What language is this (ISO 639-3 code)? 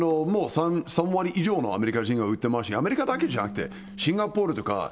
jpn